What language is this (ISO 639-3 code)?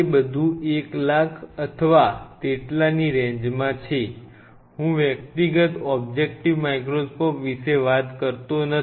guj